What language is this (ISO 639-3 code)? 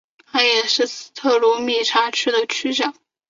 zho